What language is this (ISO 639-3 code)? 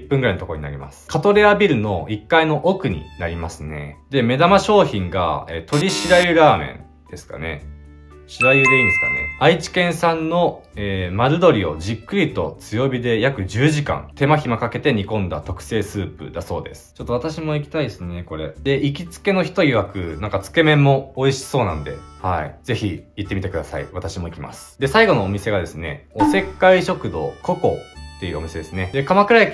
jpn